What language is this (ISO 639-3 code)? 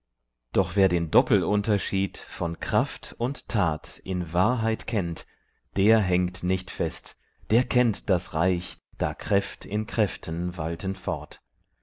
deu